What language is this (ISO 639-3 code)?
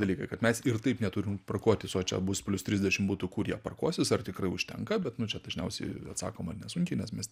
lit